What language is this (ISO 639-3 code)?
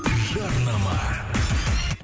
kaz